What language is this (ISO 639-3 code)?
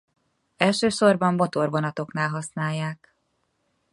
hun